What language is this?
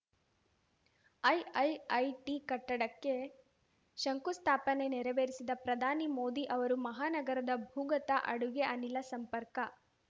Kannada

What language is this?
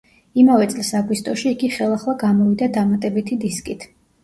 Georgian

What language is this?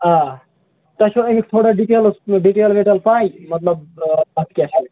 Kashmiri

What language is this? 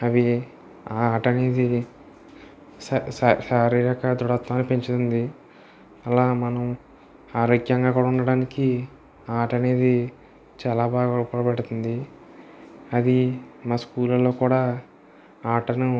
Telugu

